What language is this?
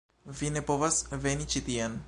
Esperanto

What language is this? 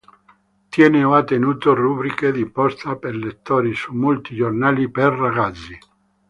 Italian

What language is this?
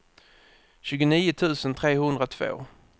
Swedish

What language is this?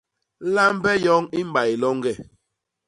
Basaa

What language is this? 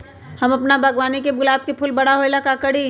Magahi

